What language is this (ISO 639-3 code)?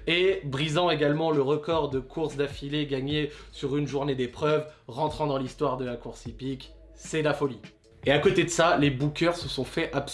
fra